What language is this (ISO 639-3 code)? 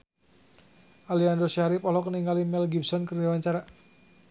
sun